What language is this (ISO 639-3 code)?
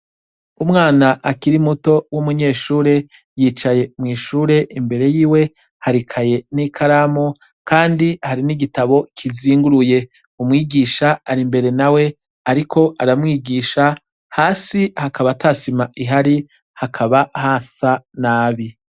run